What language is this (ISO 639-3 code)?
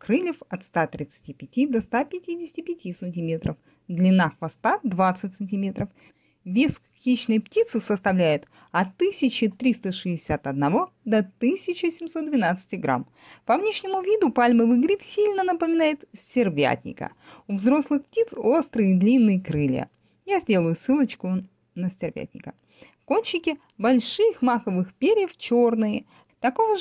rus